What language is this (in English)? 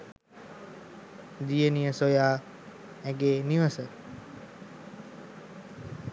Sinhala